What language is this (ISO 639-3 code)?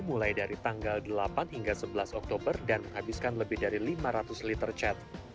ind